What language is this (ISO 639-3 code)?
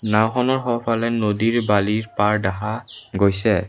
asm